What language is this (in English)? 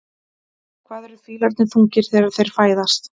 Icelandic